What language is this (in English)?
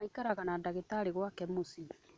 Kikuyu